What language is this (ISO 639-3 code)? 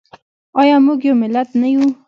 pus